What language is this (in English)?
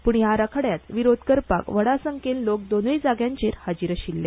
Konkani